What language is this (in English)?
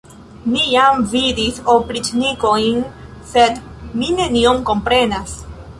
Esperanto